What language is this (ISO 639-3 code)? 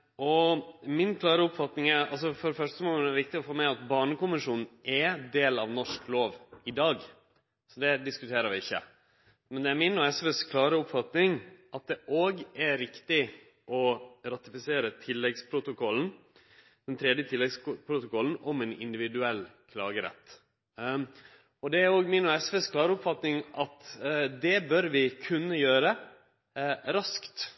nno